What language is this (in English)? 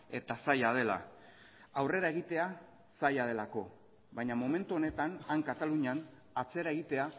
Basque